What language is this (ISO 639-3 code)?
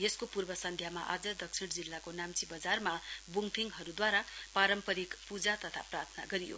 nep